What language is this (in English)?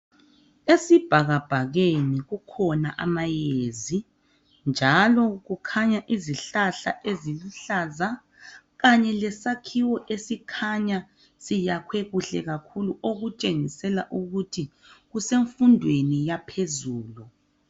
North Ndebele